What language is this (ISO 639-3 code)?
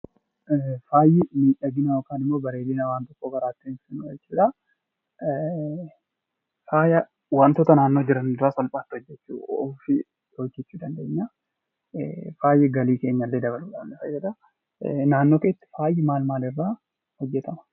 orm